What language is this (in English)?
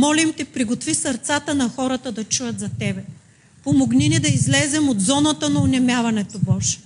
Bulgarian